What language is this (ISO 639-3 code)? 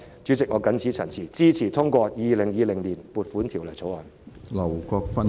yue